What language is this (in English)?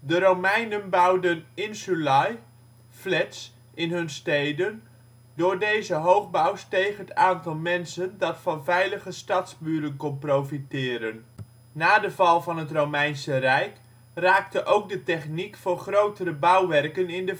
Dutch